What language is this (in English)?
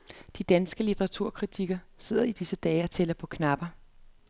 Danish